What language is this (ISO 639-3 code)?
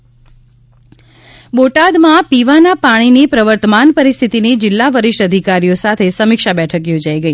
guj